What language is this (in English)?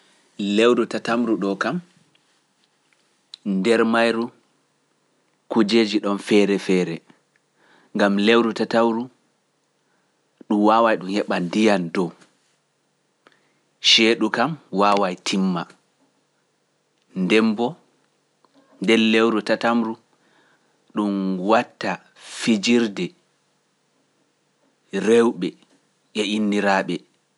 Pular